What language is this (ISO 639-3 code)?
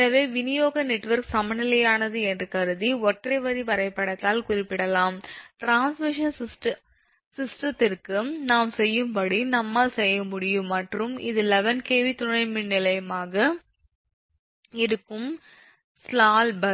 tam